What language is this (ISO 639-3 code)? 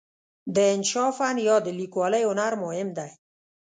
pus